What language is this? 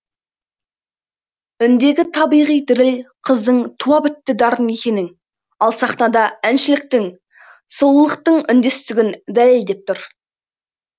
Kazakh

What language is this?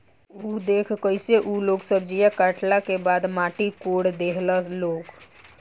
Bhojpuri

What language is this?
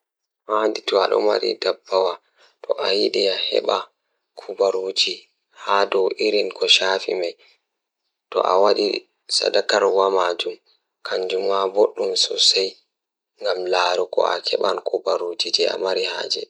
Fula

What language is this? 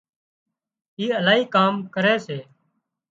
Wadiyara Koli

